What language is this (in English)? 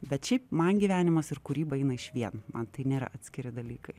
Lithuanian